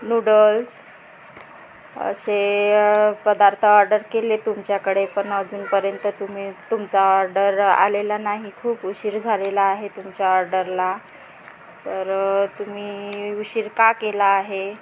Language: Marathi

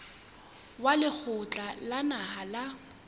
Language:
Southern Sotho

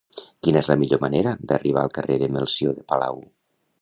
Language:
Catalan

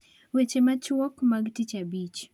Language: Luo (Kenya and Tanzania)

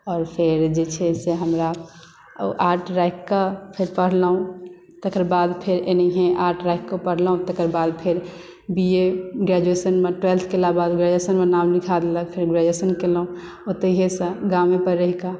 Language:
Maithili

